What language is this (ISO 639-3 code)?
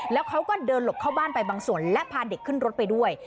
tha